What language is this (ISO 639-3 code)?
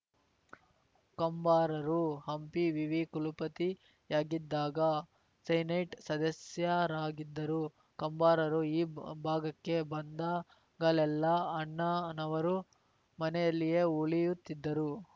kan